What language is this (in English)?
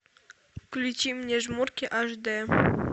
Russian